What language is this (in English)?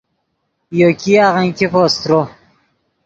Yidgha